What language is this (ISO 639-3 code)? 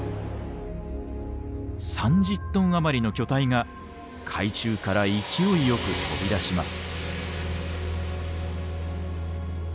jpn